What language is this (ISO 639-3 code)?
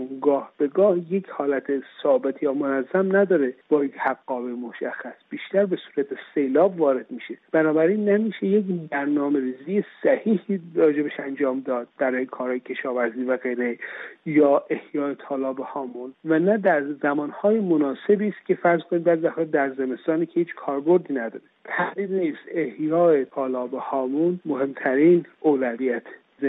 fas